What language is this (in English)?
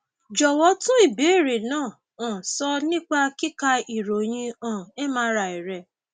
Yoruba